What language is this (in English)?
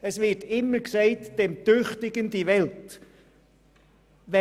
Swiss German